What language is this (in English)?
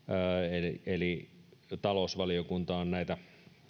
Finnish